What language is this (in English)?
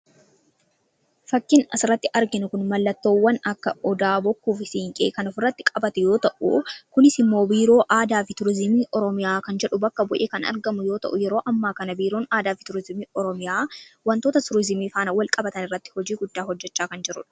Oromo